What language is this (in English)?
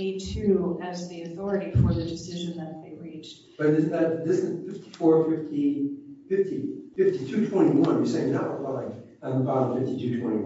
English